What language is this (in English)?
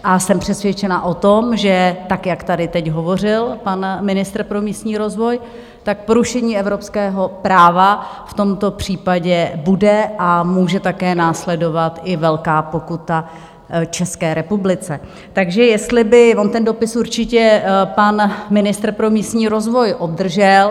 Czech